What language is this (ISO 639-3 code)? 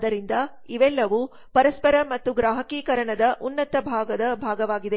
kan